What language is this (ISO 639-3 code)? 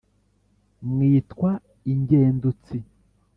kin